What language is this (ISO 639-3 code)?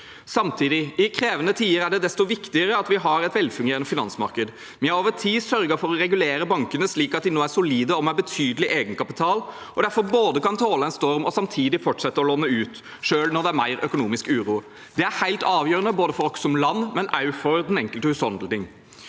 nor